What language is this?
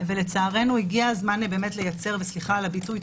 Hebrew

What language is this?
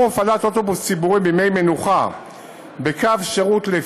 Hebrew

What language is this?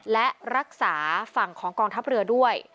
Thai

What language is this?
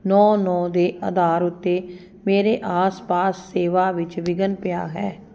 Punjabi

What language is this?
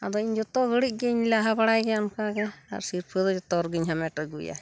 Santali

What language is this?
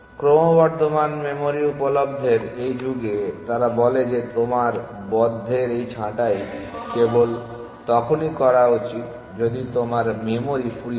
Bangla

